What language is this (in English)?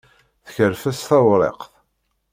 Kabyle